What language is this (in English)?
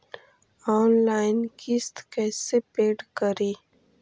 Magahi